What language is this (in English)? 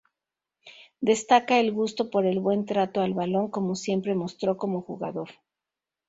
Spanish